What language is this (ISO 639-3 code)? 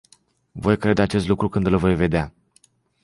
ron